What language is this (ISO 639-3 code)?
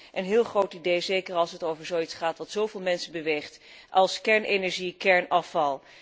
nld